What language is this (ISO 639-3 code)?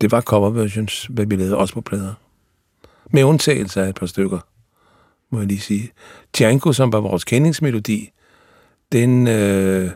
dan